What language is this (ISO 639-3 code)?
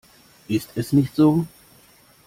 deu